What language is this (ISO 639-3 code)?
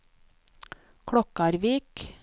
nor